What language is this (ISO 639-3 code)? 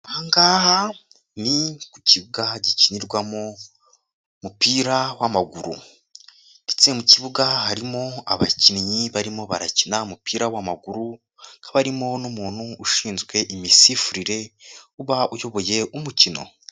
kin